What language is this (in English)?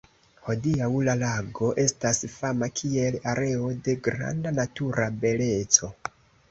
Esperanto